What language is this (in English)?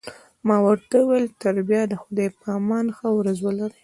Pashto